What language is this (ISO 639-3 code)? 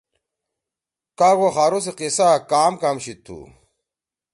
trw